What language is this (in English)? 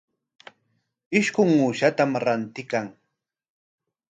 Corongo Ancash Quechua